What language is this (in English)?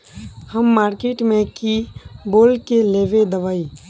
Magahi